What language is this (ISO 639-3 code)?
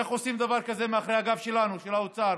heb